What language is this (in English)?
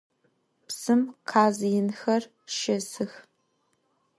Adyghe